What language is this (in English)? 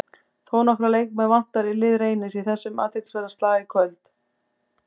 Icelandic